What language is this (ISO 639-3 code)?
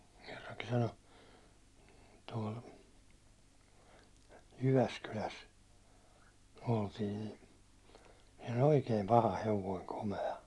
fin